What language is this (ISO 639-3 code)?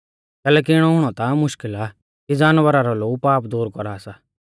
bfz